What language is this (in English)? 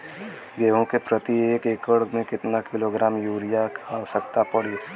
Bhojpuri